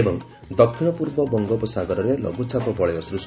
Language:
Odia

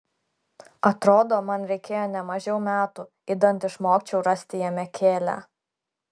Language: Lithuanian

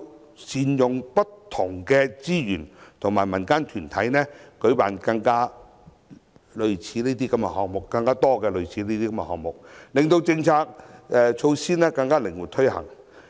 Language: Cantonese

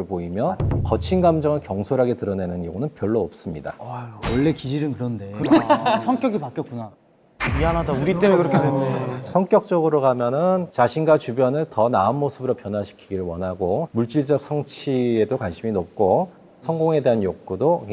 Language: Korean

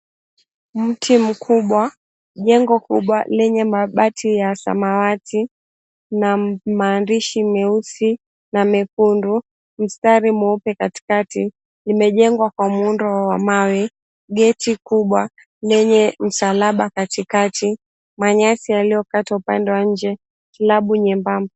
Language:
Swahili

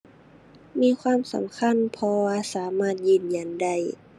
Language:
Thai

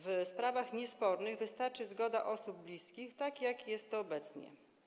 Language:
Polish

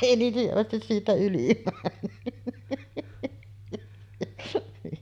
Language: Finnish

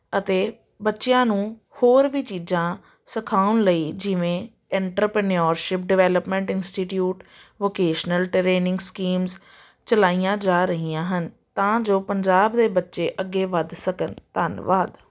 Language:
Punjabi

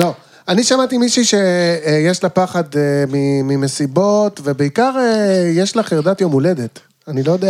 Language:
Hebrew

